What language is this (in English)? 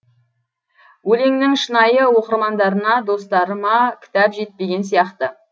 Kazakh